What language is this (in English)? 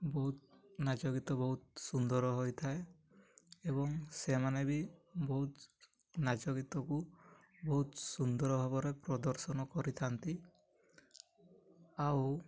Odia